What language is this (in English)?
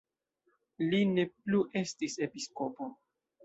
Esperanto